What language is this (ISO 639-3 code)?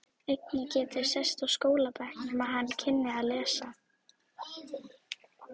isl